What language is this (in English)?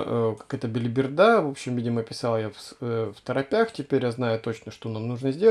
Russian